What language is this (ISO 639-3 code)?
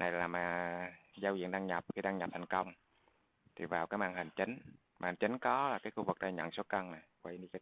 vie